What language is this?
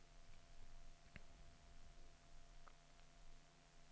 Swedish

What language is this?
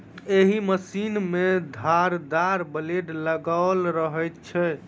Maithili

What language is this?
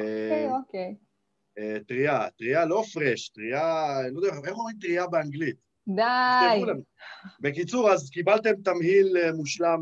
Hebrew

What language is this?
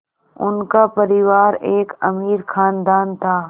Hindi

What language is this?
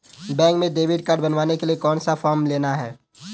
Hindi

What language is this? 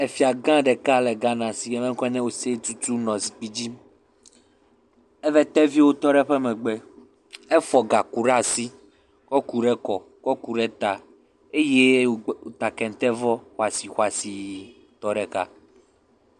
Ewe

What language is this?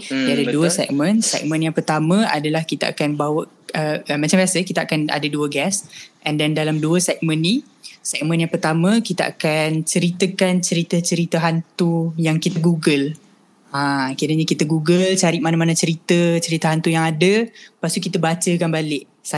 Malay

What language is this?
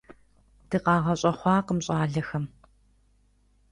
Kabardian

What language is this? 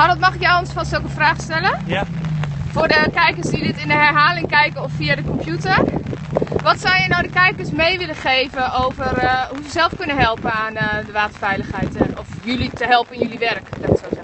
Dutch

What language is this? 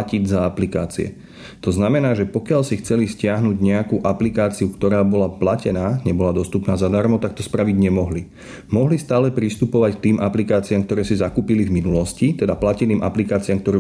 Slovak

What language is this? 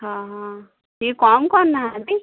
Odia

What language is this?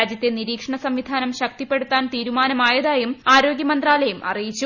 Malayalam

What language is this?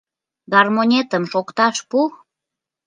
Mari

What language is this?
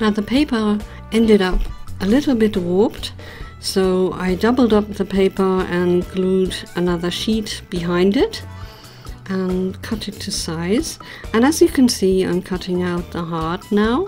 English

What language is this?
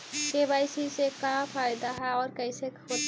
Magahi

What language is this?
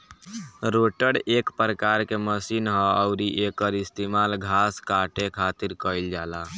Bhojpuri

